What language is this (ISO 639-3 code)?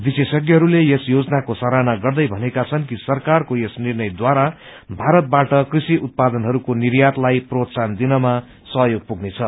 nep